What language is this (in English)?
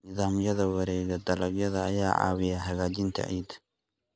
Somali